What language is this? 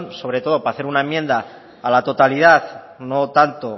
Spanish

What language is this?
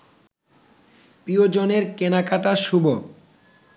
Bangla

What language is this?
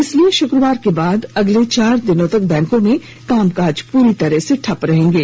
Hindi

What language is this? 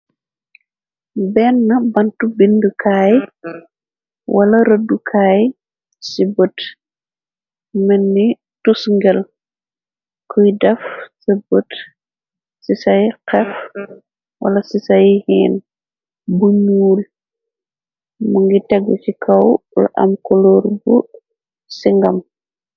Wolof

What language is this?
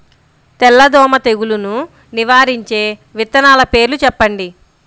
Telugu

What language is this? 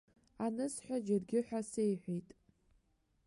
Abkhazian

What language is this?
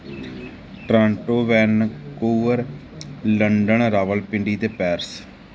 Punjabi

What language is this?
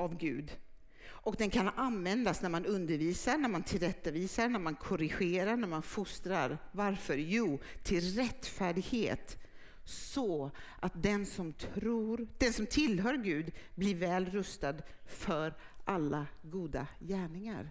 Swedish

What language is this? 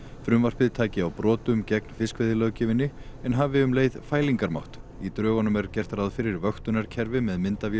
Icelandic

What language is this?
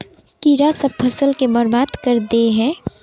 Magahi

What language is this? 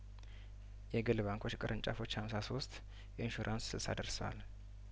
Amharic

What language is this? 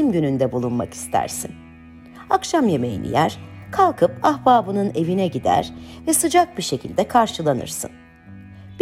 Turkish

